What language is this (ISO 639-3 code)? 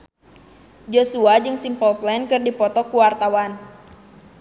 sun